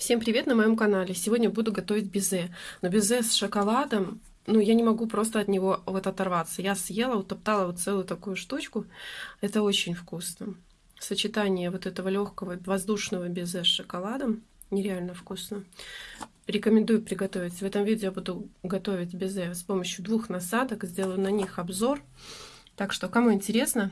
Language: Russian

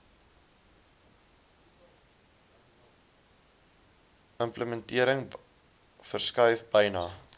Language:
Afrikaans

